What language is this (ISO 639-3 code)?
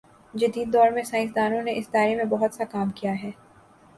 urd